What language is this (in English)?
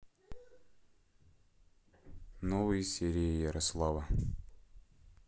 Russian